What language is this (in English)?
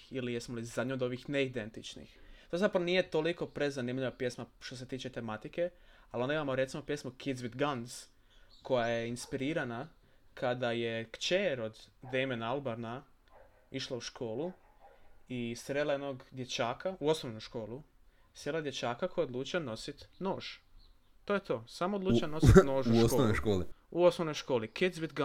Croatian